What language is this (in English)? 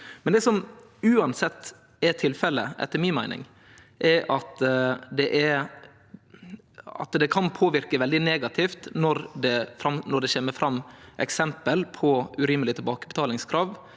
Norwegian